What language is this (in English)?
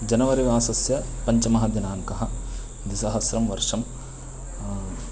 Sanskrit